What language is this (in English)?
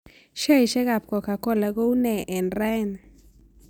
Kalenjin